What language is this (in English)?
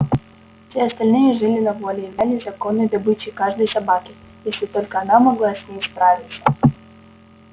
Russian